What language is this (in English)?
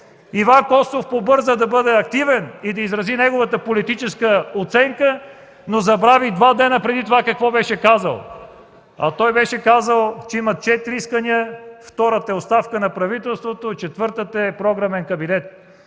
Bulgarian